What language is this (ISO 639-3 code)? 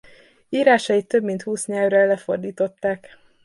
hun